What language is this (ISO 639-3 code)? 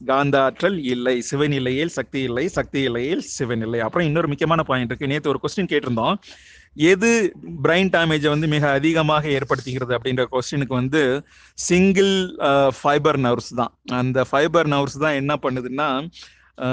tam